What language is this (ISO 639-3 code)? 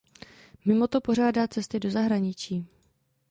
ces